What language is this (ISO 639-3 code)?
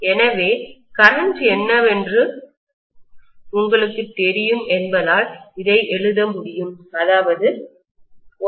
tam